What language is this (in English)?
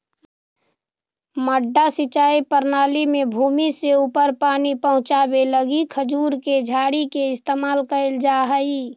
Magahi